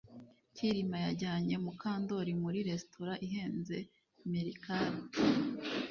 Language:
Kinyarwanda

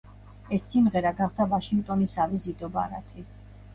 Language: Georgian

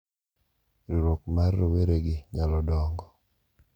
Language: Luo (Kenya and Tanzania)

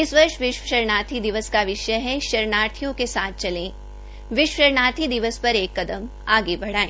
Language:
Hindi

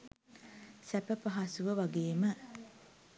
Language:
Sinhala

